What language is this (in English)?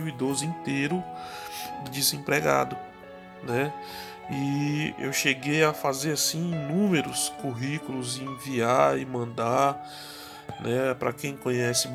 Portuguese